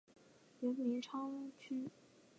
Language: Chinese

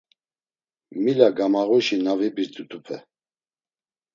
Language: Laz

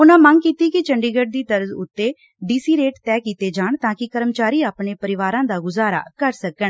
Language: Punjabi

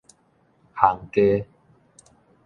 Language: Min Nan Chinese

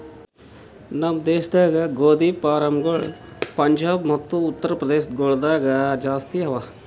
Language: Kannada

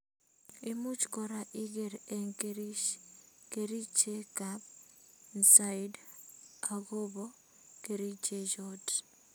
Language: Kalenjin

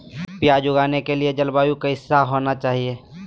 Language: Magahi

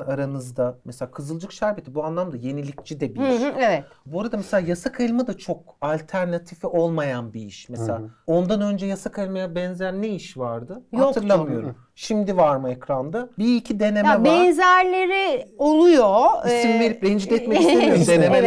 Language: Turkish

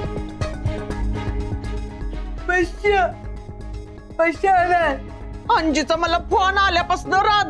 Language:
Marathi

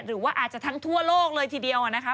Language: Thai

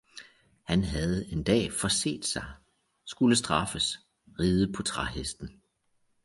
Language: Danish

